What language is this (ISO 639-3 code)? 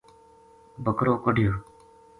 gju